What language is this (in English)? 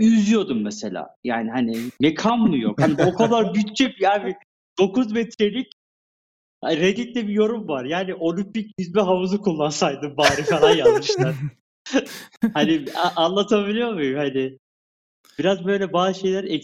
Turkish